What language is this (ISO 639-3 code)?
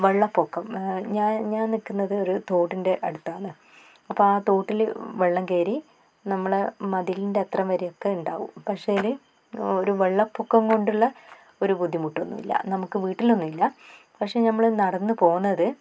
mal